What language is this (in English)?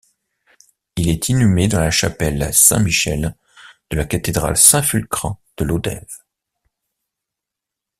French